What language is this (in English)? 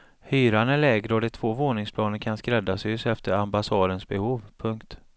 Swedish